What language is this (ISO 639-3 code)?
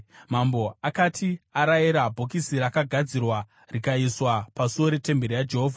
sna